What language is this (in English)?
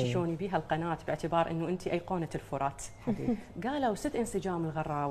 Arabic